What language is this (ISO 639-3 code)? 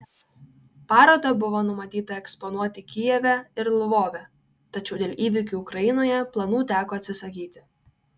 lit